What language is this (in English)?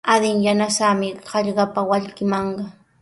Sihuas Ancash Quechua